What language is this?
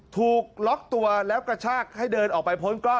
Thai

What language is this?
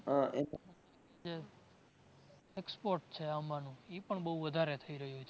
Gujarati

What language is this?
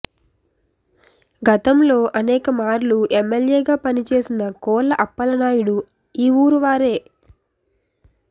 Telugu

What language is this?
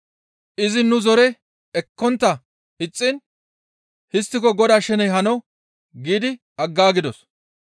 Gamo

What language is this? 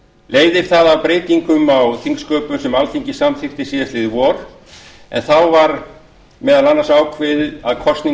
Icelandic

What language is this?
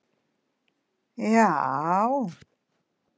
Icelandic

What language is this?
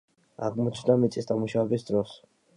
Georgian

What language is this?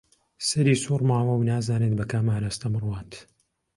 Central Kurdish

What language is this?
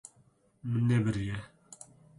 Kurdish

